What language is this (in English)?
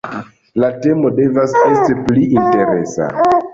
Esperanto